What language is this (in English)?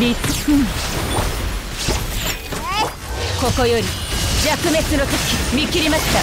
Japanese